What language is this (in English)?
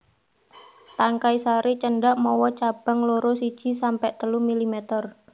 Javanese